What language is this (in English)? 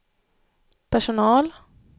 Swedish